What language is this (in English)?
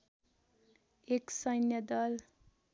Nepali